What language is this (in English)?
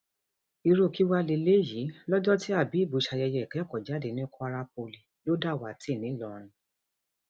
Yoruba